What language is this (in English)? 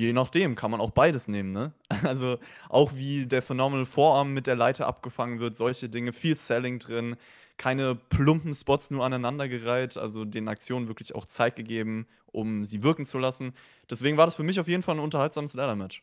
German